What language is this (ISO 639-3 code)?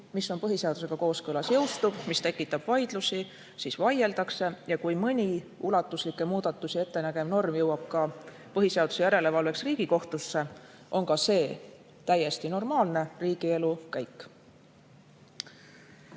est